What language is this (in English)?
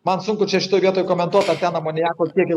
Lithuanian